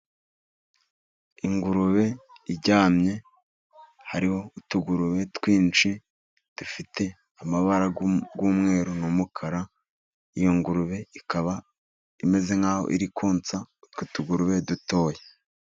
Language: Kinyarwanda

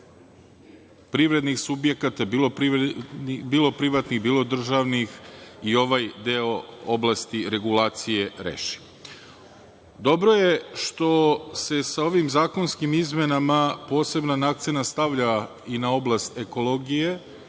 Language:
Serbian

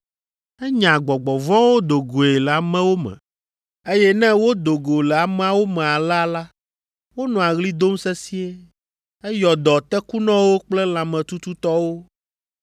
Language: Ewe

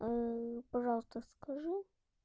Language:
Russian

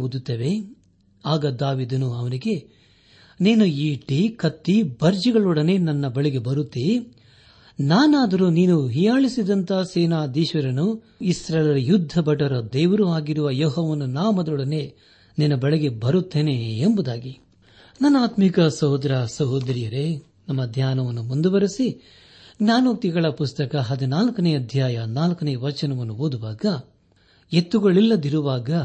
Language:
Kannada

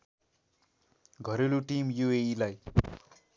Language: Nepali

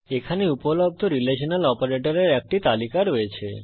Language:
Bangla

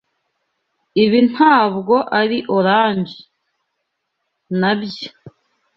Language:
Kinyarwanda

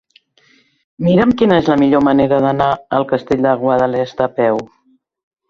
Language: Catalan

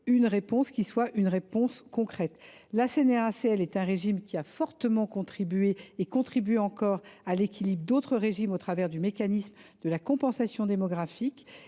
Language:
French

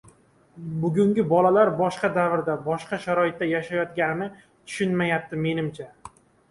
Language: Uzbek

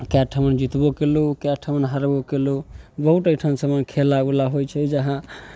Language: Maithili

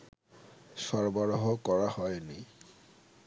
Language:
Bangla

